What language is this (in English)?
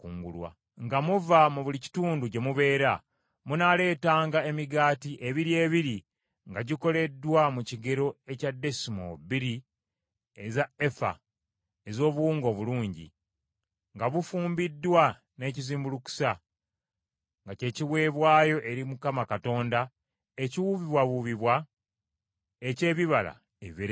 Ganda